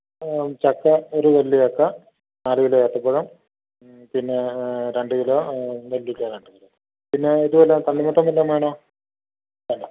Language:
Malayalam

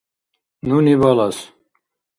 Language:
Dargwa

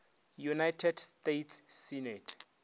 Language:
Northern Sotho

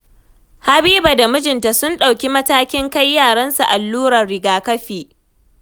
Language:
Hausa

